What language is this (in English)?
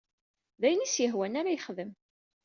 Kabyle